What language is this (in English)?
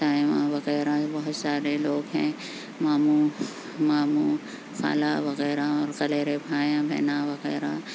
Urdu